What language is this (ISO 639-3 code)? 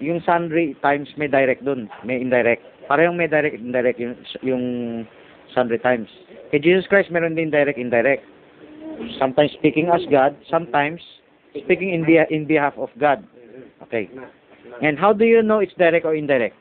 fil